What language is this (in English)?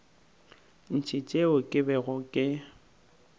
Northern Sotho